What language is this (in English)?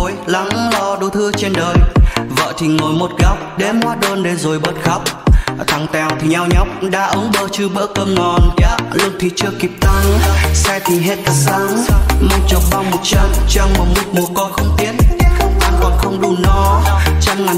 Vietnamese